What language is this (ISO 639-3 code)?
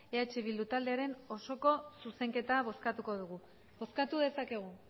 eus